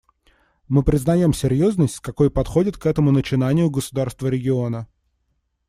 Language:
Russian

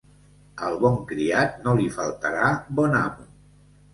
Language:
Catalan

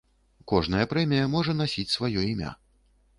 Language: Belarusian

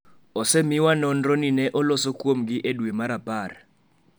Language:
Luo (Kenya and Tanzania)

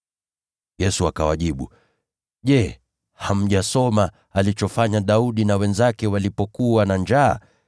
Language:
Swahili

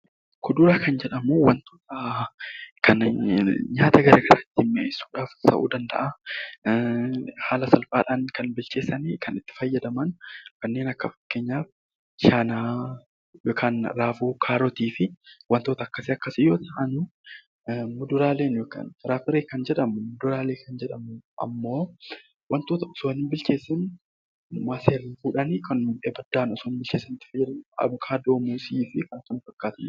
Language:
Oromo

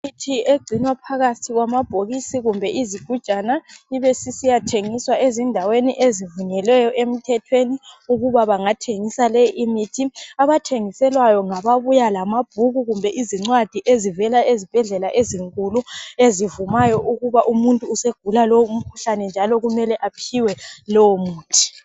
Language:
North Ndebele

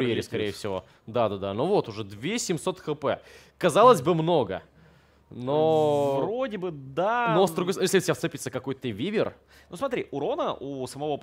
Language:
Russian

